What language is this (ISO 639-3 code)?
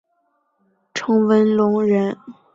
zho